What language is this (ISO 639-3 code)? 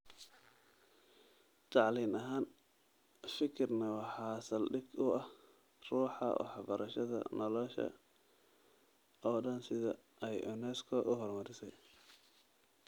som